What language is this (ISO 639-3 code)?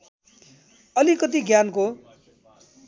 nep